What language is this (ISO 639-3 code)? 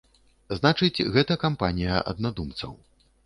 bel